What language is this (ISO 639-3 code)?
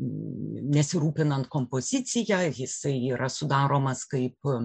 lit